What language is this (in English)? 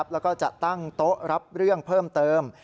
Thai